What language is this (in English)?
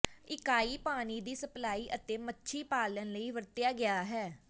Punjabi